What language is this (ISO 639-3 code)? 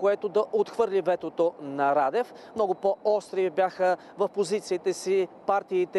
bul